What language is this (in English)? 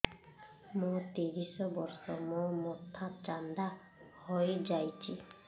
Odia